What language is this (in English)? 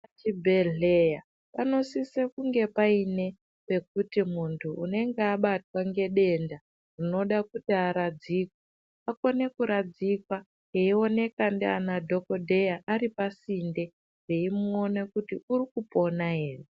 Ndau